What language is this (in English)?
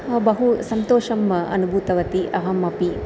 Sanskrit